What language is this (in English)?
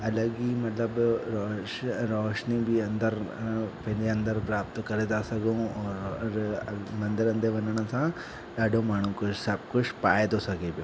Sindhi